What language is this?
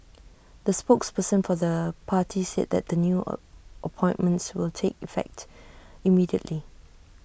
English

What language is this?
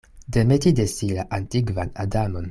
Esperanto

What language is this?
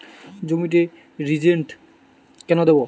Bangla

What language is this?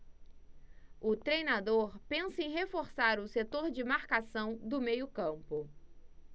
Portuguese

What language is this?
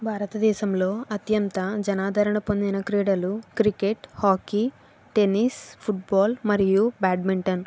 Telugu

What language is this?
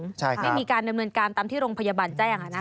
Thai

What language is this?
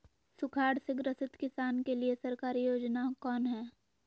Magahi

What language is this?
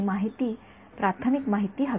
Marathi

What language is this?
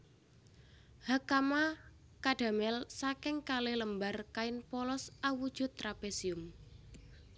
Javanese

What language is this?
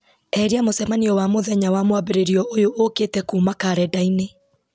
Kikuyu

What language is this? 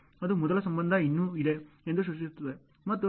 Kannada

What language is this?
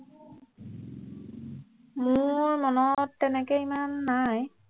Assamese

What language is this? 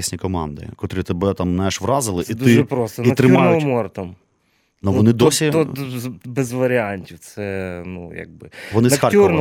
Ukrainian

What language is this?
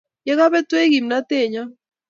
Kalenjin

